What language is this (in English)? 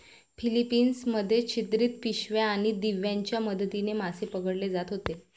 Marathi